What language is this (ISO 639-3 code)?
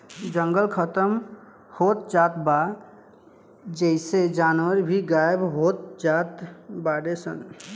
bho